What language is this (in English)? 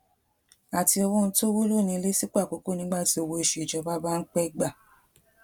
Yoruba